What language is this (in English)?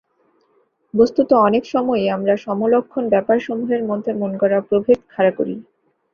Bangla